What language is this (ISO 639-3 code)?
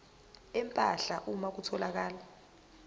zul